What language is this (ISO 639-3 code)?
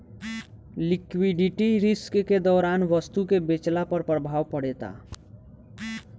bho